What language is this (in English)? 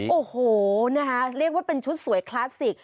Thai